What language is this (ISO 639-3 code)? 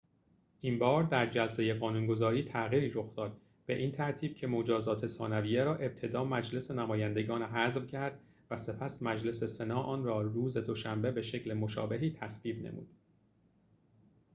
fas